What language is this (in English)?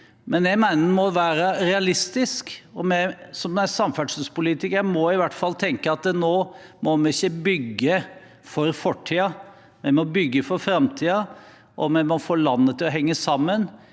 Norwegian